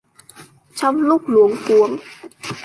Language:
Vietnamese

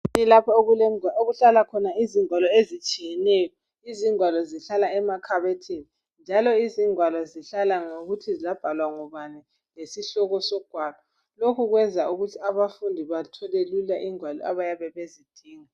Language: North Ndebele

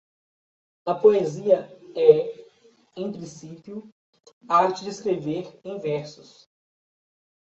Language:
Portuguese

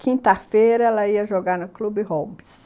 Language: Portuguese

